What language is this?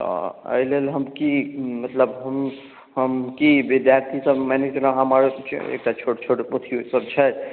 Maithili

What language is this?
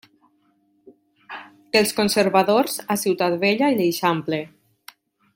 Catalan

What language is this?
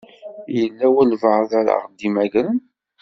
Kabyle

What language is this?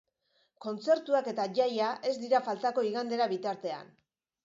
Basque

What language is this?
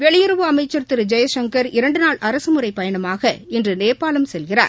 Tamil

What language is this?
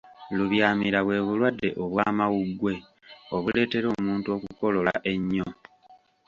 Ganda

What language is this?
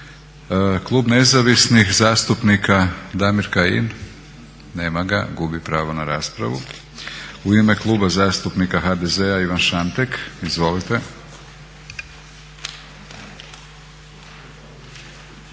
Croatian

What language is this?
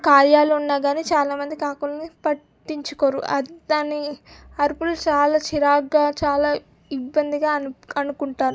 Telugu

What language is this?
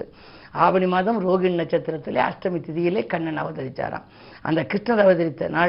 Tamil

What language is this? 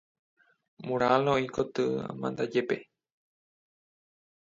Guarani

